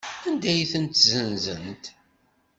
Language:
Kabyle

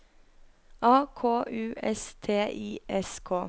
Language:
Norwegian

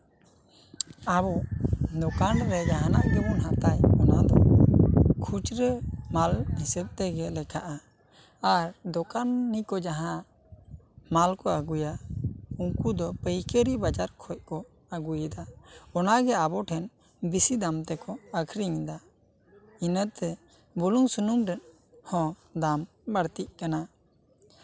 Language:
Santali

